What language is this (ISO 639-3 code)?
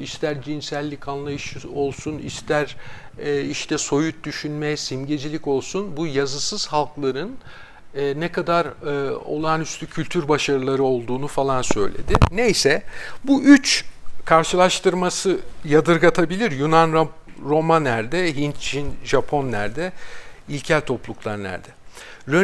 tur